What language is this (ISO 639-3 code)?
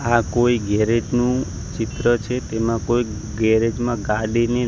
guj